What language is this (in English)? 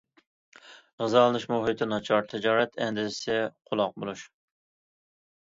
Uyghur